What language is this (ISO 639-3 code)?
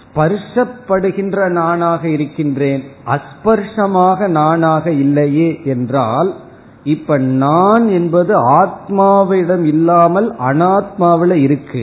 tam